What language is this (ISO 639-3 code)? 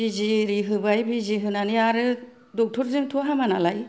brx